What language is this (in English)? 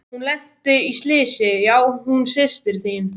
Icelandic